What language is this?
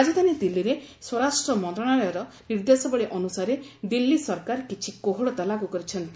Odia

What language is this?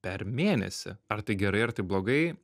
Lithuanian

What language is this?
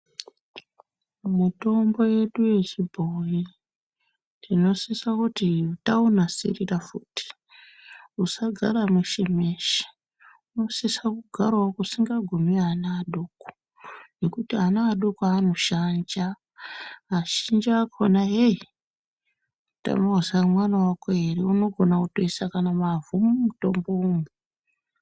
Ndau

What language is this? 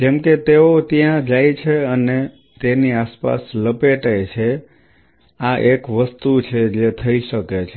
Gujarati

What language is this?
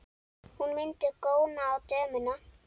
Icelandic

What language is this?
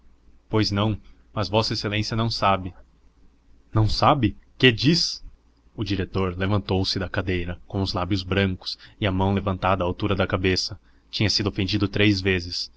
Portuguese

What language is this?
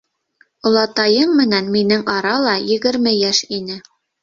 Bashkir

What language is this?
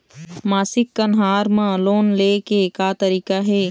Chhattisgarhi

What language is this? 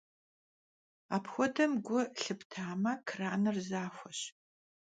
Kabardian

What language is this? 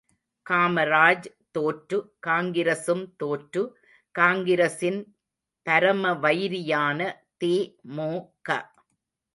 Tamil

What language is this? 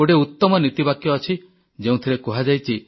Odia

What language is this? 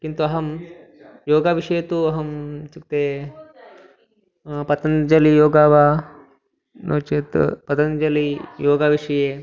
Sanskrit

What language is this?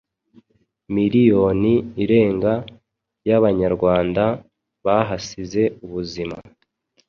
Kinyarwanda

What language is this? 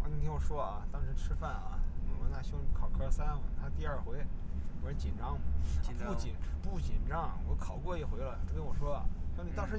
Chinese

